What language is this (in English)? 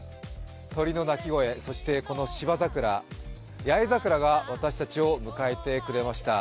Japanese